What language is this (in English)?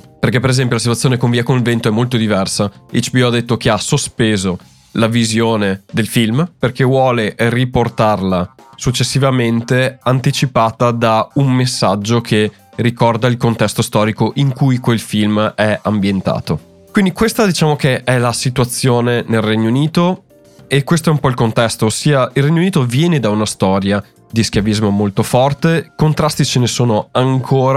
Italian